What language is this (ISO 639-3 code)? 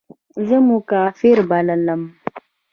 pus